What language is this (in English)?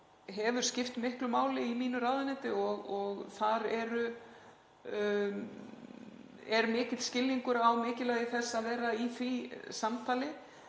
Icelandic